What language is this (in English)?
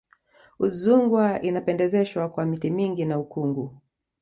Swahili